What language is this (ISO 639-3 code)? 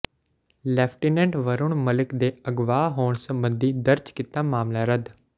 pan